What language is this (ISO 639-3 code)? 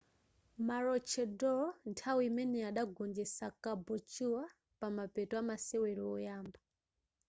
nya